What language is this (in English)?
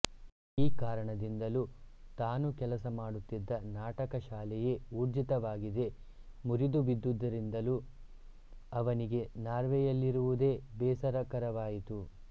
Kannada